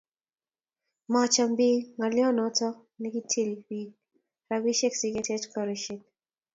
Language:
Kalenjin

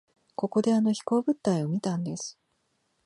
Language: Japanese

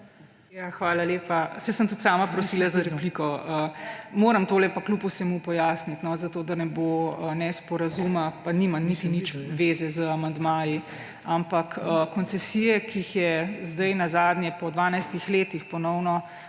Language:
Slovenian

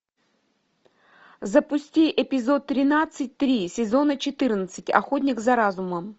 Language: Russian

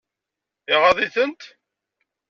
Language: Kabyle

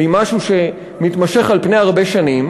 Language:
Hebrew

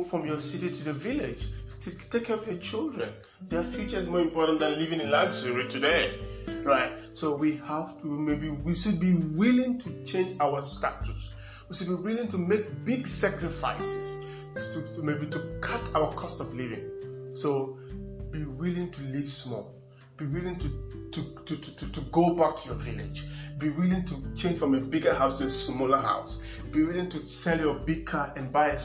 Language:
English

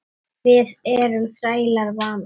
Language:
Icelandic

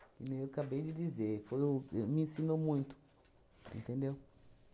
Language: Portuguese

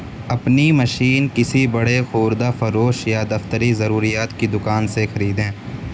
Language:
Urdu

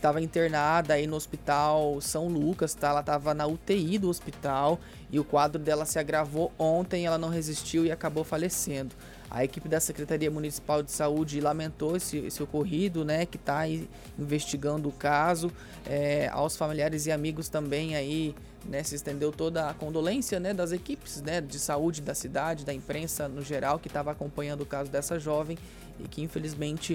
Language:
Portuguese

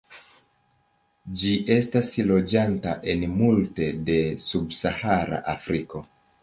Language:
Esperanto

